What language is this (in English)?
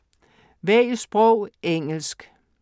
Danish